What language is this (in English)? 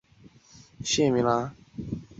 Chinese